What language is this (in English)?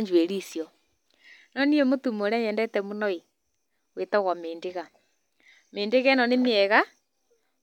Kikuyu